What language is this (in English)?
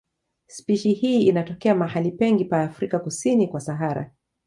Swahili